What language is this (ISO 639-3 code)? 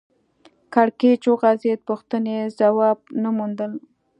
pus